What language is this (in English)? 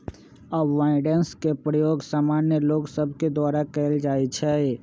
Magahi